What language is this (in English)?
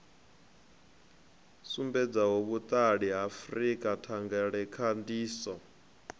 Venda